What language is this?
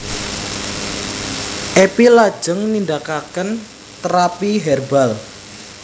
Javanese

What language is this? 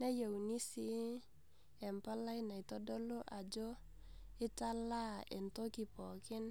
Masai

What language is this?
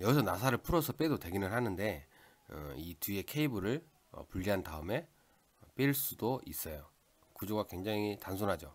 Korean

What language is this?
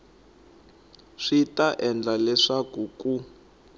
Tsonga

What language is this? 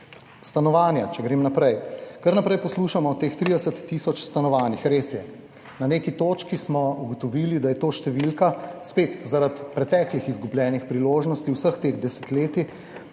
Slovenian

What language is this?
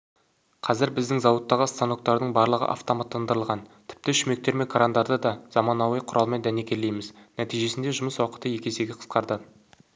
Kazakh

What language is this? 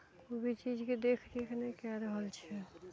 Maithili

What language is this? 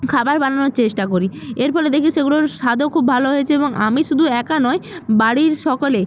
Bangla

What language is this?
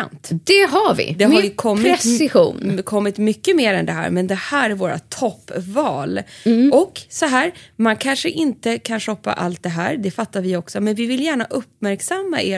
Swedish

